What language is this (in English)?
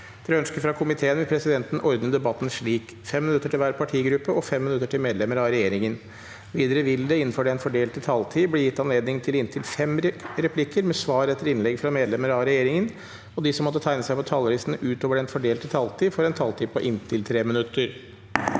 Norwegian